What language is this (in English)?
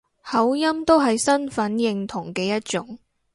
Cantonese